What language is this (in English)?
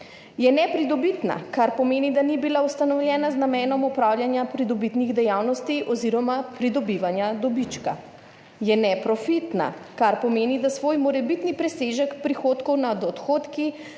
Slovenian